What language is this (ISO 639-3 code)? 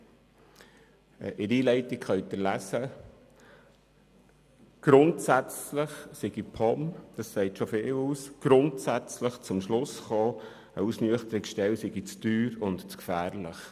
gsw